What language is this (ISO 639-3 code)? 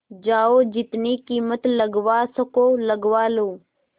hin